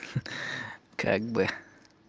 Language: Russian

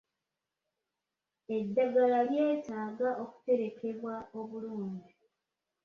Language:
Ganda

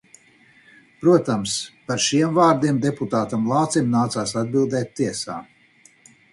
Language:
Latvian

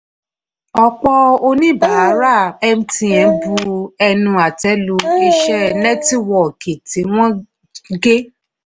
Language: Yoruba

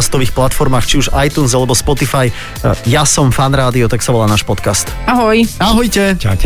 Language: Slovak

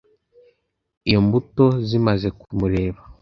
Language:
Kinyarwanda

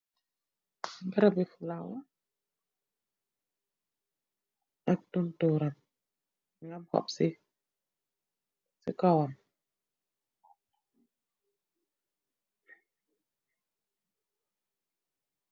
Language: Wolof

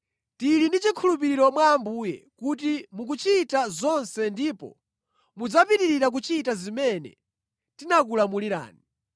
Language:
Nyanja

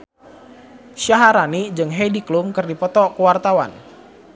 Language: Sundanese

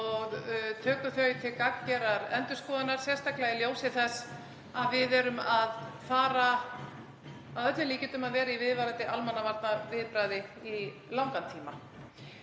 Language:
Icelandic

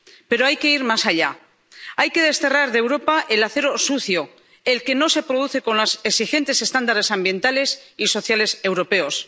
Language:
Spanish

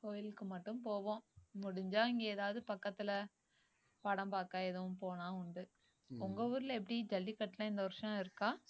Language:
Tamil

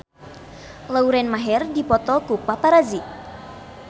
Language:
Sundanese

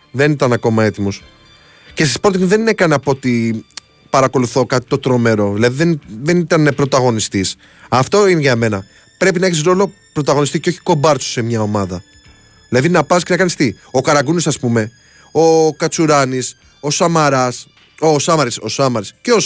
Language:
Greek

